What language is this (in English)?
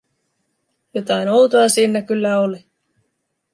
Finnish